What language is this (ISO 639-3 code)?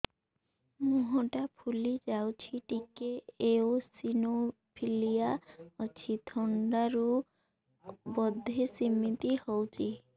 ori